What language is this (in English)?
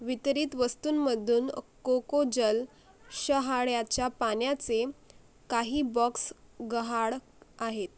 Marathi